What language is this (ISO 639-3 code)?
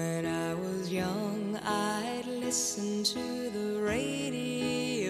kor